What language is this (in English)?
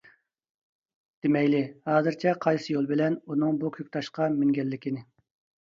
Uyghur